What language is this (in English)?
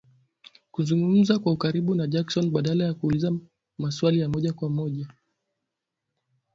Swahili